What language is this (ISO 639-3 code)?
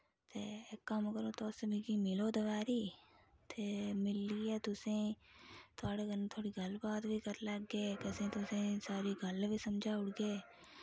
doi